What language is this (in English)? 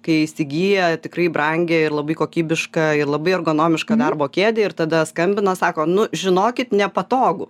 Lithuanian